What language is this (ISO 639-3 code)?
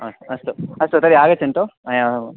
san